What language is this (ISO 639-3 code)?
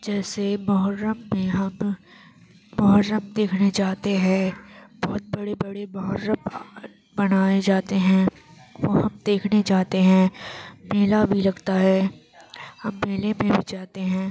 urd